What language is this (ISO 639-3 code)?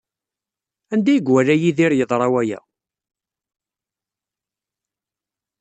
kab